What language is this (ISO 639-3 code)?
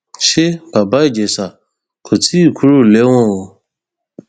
yor